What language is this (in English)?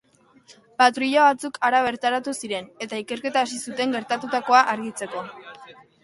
Basque